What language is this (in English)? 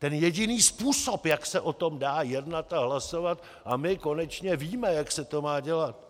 Czech